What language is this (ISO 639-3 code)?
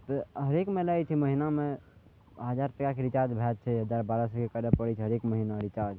mai